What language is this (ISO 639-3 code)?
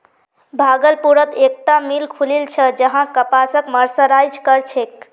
mag